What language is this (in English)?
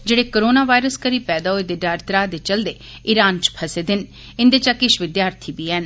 Dogri